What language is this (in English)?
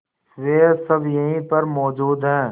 Hindi